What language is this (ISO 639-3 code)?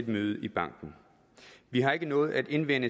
dan